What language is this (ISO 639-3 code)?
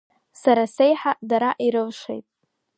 abk